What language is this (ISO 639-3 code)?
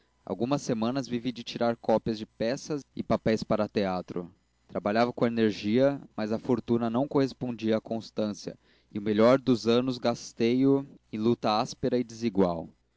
por